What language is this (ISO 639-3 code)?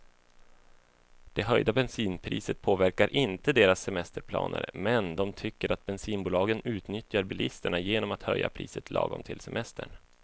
swe